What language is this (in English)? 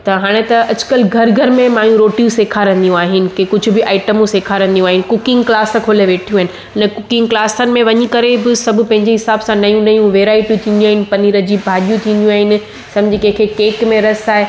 Sindhi